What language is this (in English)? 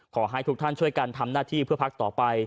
Thai